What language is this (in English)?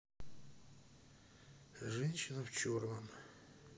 Russian